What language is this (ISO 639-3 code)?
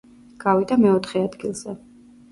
kat